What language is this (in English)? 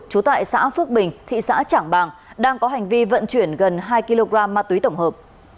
Vietnamese